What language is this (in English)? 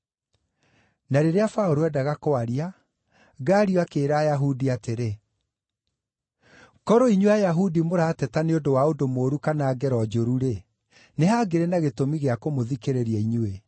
Kikuyu